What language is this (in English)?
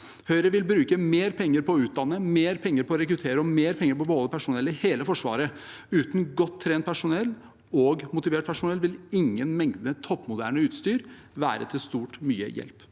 Norwegian